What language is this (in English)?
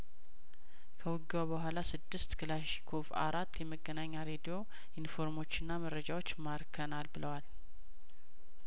Amharic